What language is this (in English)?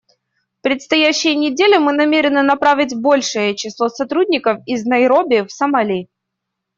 Russian